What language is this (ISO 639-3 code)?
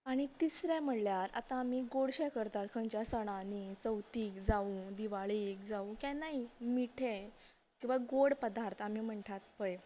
kok